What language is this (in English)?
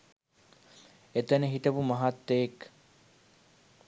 Sinhala